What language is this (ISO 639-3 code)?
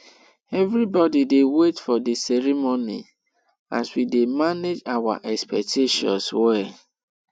pcm